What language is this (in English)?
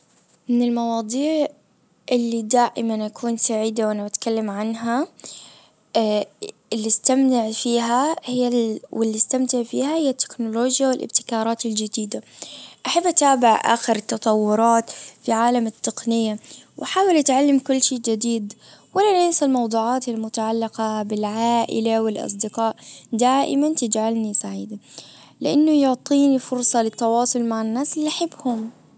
Najdi Arabic